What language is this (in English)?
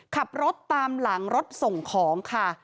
Thai